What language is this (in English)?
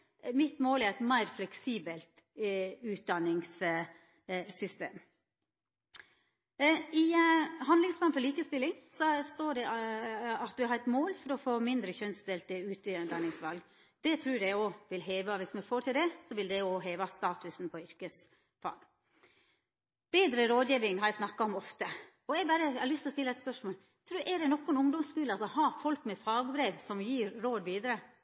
Norwegian Nynorsk